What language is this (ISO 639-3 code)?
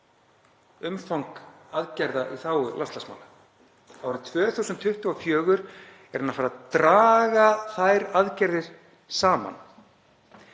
isl